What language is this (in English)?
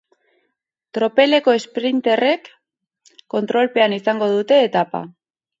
Basque